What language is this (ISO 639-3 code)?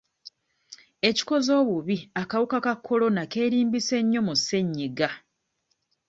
lug